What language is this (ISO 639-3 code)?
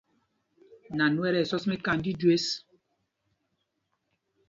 mgg